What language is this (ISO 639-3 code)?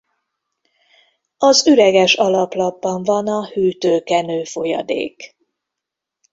hun